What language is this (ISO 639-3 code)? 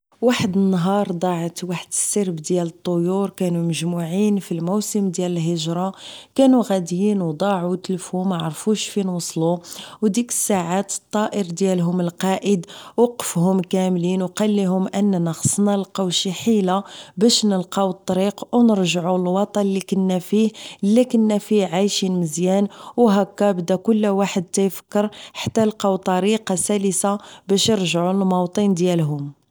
ary